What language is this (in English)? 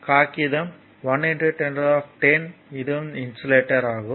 Tamil